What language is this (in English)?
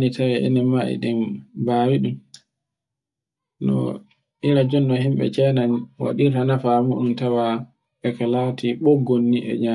Borgu Fulfulde